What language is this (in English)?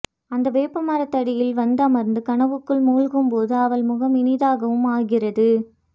Tamil